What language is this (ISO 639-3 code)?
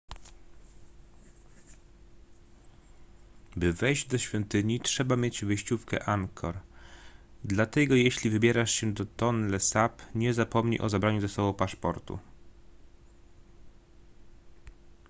pol